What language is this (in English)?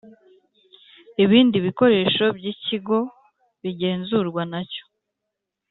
Kinyarwanda